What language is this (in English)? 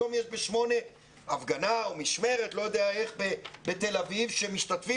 Hebrew